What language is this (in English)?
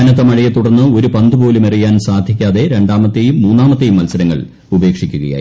Malayalam